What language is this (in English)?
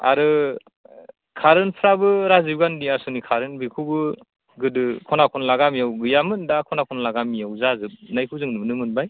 Bodo